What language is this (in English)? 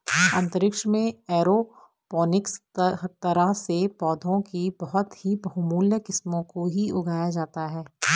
Hindi